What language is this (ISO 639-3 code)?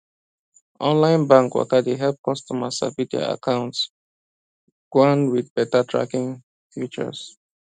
pcm